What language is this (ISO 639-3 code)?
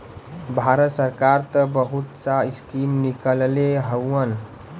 bho